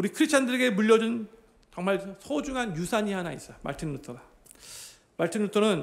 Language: Korean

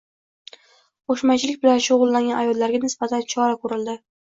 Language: Uzbek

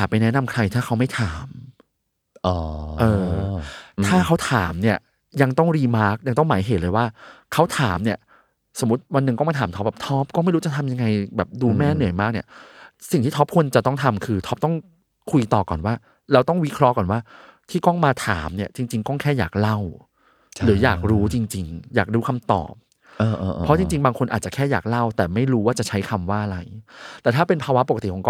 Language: Thai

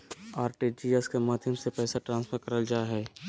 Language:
Magahi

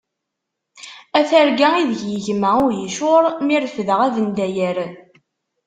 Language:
Kabyle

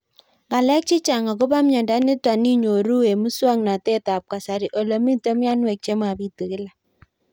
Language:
Kalenjin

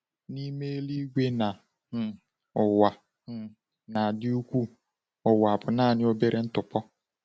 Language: Igbo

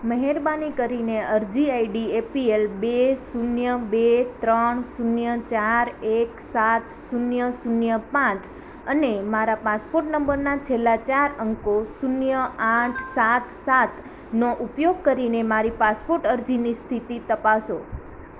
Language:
Gujarati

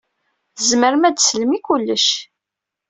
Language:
Kabyle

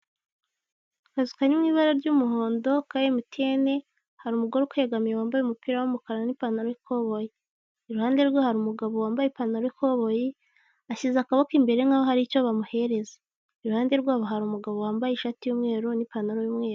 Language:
Kinyarwanda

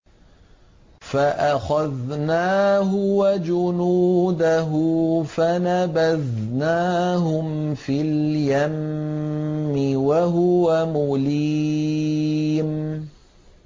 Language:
Arabic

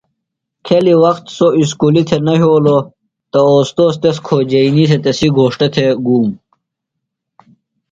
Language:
Phalura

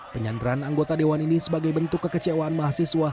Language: Indonesian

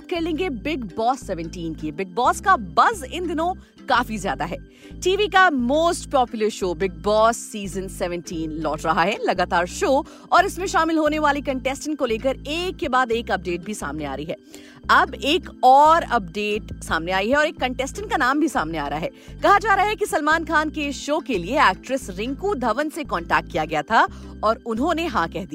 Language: Hindi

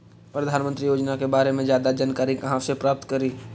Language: Magahi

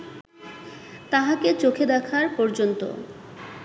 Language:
Bangla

